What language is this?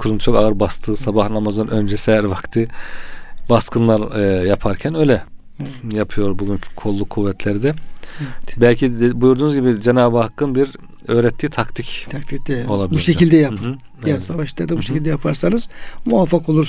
Turkish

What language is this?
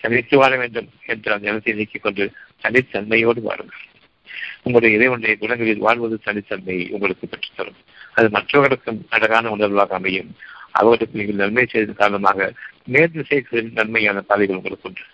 Tamil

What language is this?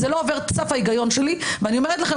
Hebrew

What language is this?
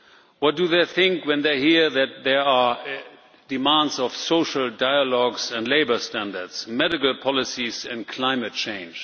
English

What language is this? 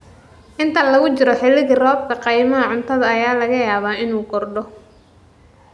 Somali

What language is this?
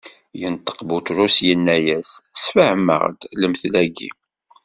Kabyle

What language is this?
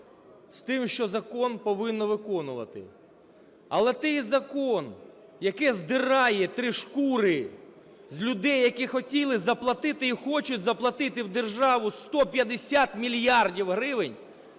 Ukrainian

